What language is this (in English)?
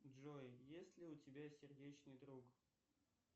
Russian